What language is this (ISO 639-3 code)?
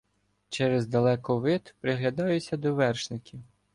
ukr